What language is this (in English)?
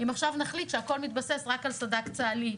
Hebrew